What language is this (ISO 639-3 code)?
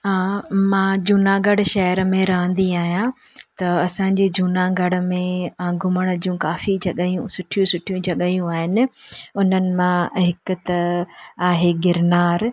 snd